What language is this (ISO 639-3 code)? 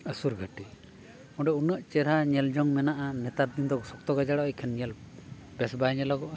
sat